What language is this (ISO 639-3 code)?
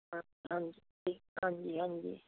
pan